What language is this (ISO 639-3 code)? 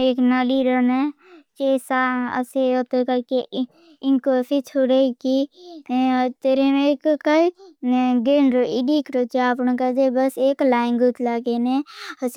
bhb